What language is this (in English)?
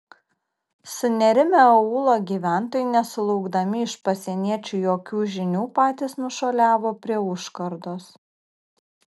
Lithuanian